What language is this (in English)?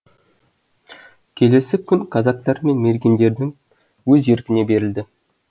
Kazakh